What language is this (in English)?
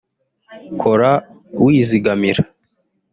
Kinyarwanda